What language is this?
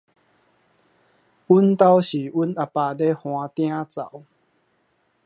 Min Nan Chinese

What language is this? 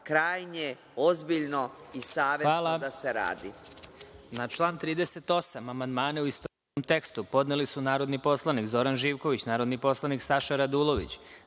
Serbian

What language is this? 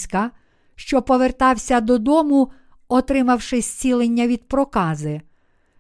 Ukrainian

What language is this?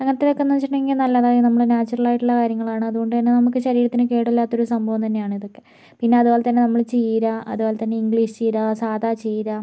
Malayalam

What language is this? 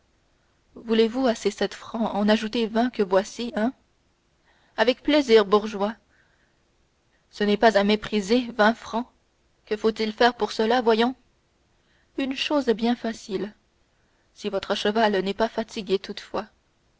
French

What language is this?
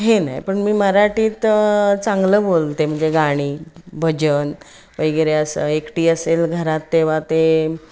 Marathi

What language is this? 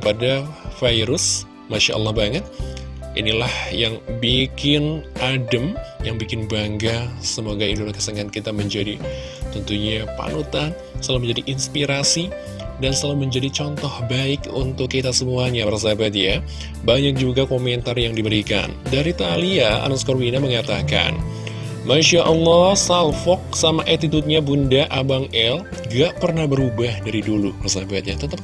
Indonesian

